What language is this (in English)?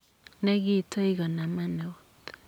Kalenjin